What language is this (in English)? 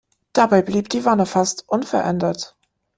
German